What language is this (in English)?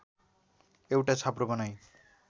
Nepali